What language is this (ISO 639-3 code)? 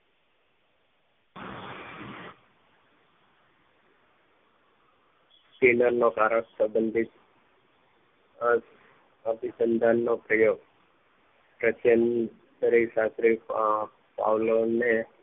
guj